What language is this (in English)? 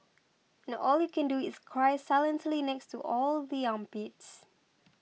English